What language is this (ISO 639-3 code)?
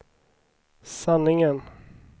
swe